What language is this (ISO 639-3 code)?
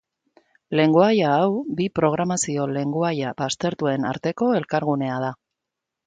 eus